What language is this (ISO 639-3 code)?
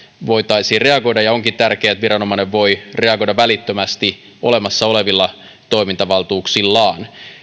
fin